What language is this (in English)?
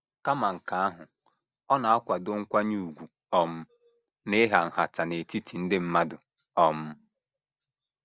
Igbo